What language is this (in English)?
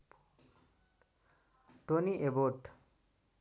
Nepali